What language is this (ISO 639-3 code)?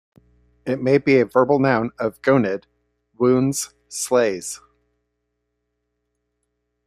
eng